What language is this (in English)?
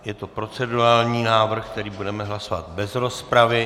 Czech